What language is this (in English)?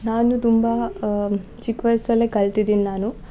Kannada